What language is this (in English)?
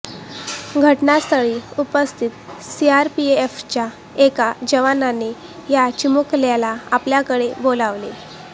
Marathi